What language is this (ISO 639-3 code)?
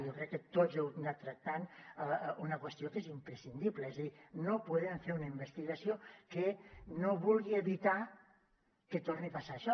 cat